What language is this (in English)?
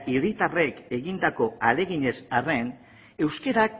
Basque